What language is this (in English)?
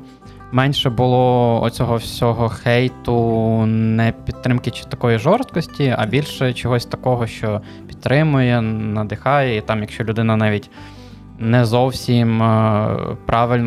Ukrainian